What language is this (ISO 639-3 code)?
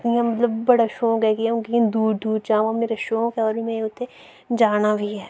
doi